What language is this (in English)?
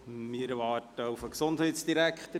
Swiss German